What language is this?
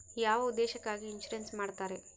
Kannada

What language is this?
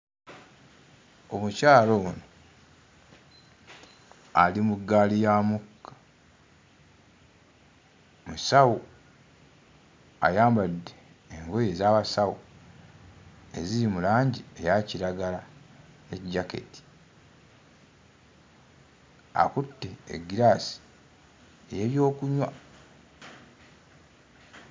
Ganda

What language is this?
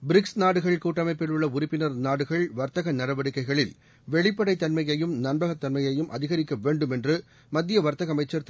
Tamil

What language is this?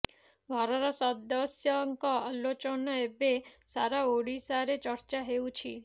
Odia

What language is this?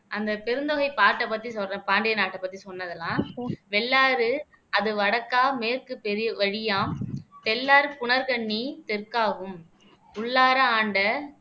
Tamil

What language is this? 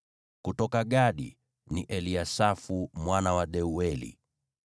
Swahili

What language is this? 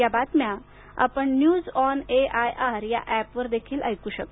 Marathi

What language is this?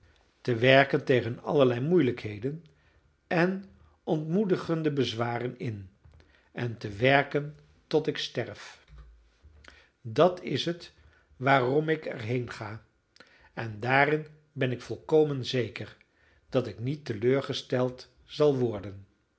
Dutch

